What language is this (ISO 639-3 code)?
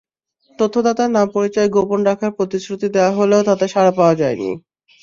ben